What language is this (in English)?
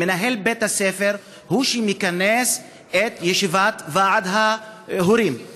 Hebrew